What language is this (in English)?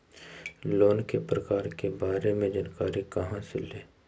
Magahi